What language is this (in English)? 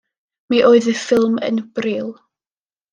Welsh